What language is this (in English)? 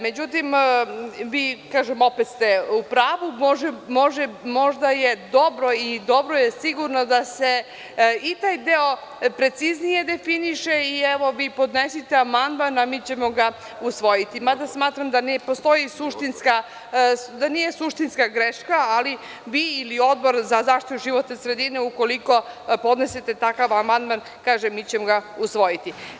Serbian